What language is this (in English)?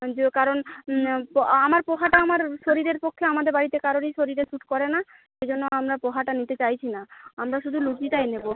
Bangla